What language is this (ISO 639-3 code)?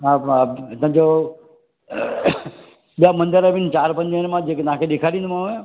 snd